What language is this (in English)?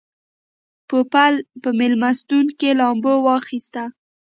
Pashto